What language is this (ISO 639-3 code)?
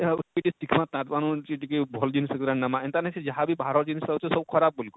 ori